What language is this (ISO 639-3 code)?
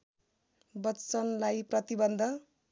nep